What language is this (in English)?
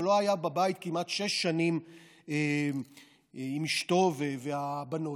Hebrew